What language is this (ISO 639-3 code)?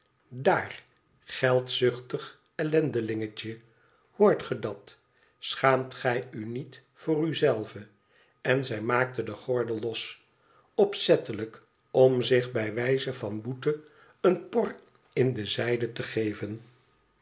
nld